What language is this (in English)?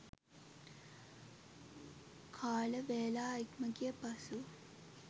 Sinhala